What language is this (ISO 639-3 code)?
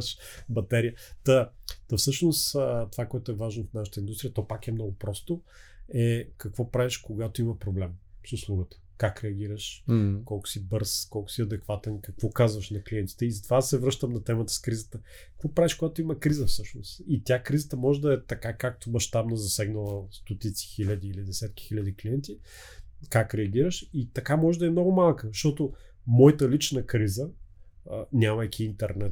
bul